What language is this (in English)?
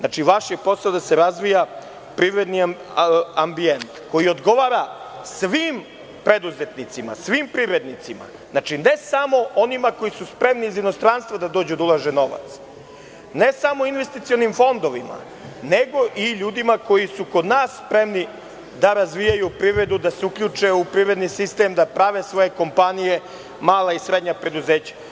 Serbian